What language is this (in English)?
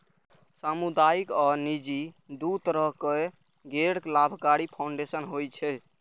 Maithili